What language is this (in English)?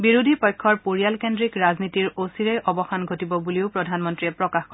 Assamese